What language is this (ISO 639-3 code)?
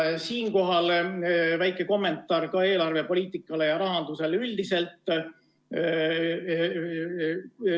est